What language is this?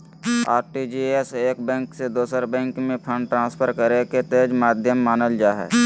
Magahi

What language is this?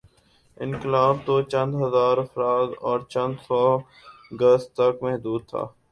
Urdu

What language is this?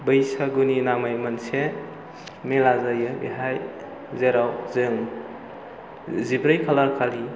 Bodo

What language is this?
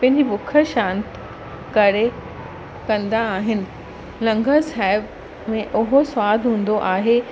Sindhi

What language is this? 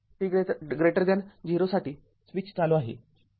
Marathi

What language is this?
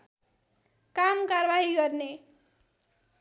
Nepali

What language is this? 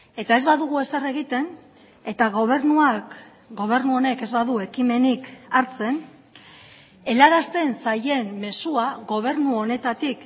Basque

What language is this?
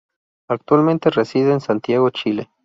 Spanish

